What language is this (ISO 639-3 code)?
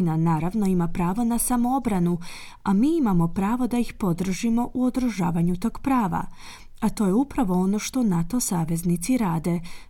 hrv